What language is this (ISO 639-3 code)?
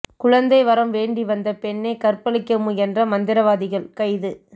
tam